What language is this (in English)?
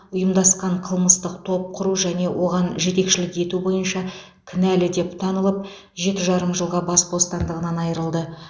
Kazakh